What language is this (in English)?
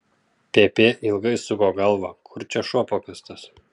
Lithuanian